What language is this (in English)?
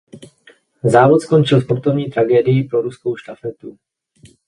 Czech